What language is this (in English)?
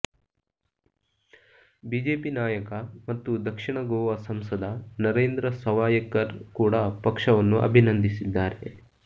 Kannada